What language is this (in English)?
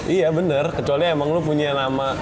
Indonesian